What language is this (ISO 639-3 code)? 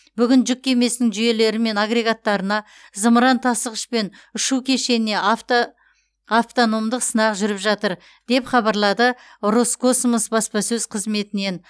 kaz